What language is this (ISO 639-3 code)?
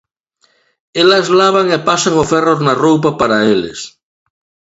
glg